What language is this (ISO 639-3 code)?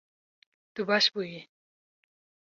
kur